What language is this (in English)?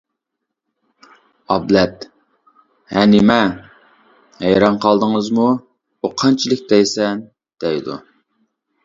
Uyghur